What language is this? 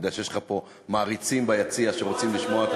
Hebrew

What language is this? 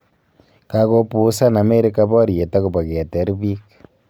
Kalenjin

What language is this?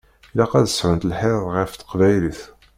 Kabyle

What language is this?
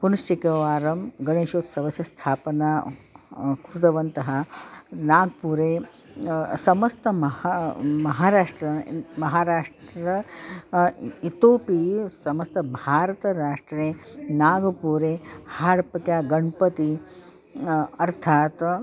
Sanskrit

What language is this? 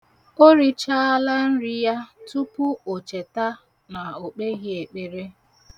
Igbo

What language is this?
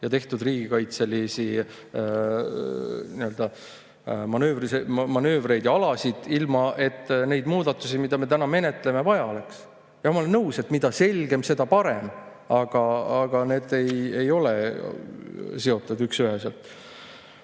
Estonian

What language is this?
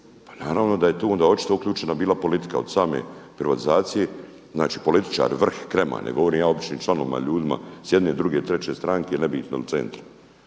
Croatian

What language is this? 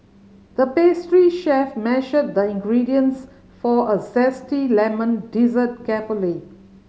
English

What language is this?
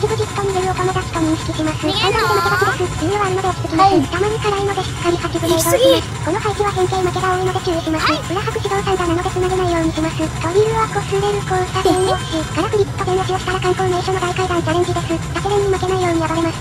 Japanese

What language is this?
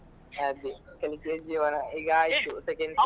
Kannada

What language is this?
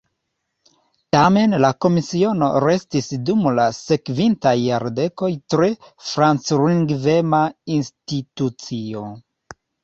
Esperanto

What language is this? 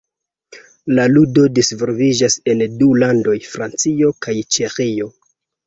Esperanto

